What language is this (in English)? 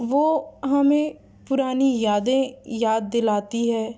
Urdu